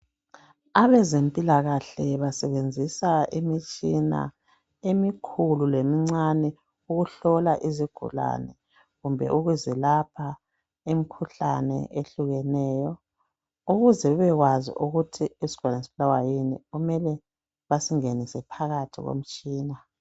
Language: North Ndebele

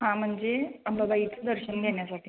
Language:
Marathi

